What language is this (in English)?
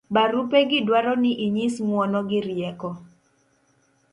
Luo (Kenya and Tanzania)